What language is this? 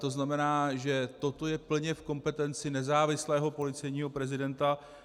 Czech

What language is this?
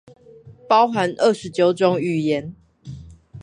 Chinese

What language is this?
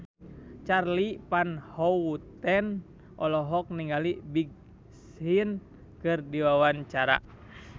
Sundanese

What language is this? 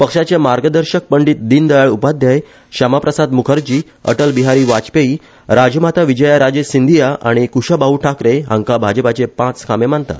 Konkani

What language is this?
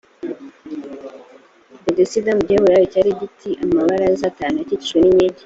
Kinyarwanda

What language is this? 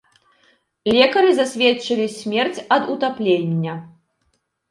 Belarusian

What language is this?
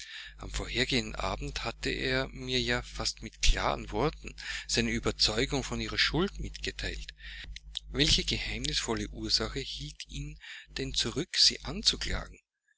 German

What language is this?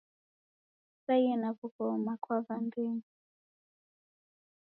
Taita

